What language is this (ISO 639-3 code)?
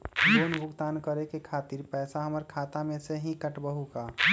mag